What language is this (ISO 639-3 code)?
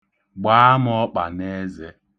ibo